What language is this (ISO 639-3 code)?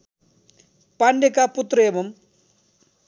nep